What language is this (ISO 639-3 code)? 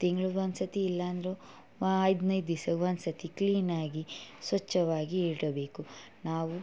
kan